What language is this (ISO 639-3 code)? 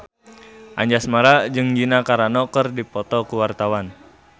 sun